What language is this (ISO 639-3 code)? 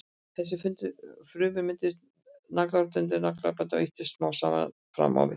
isl